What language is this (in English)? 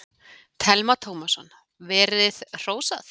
Icelandic